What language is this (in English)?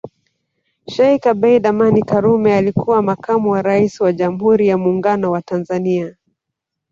Swahili